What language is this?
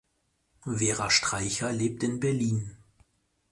German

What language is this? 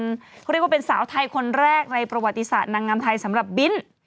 Thai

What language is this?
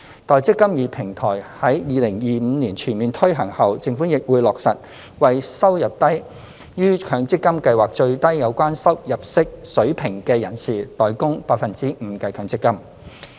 Cantonese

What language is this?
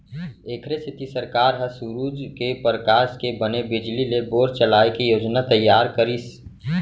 Chhattisgarhi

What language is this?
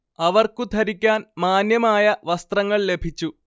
Malayalam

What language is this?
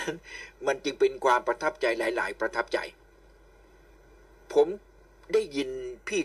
Thai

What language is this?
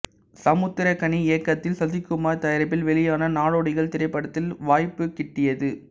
Tamil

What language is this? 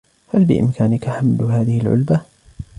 Arabic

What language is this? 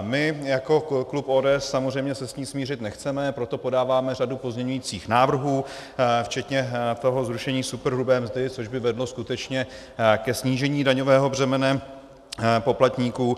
Czech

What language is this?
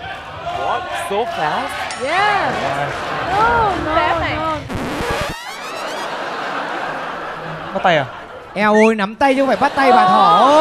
Vietnamese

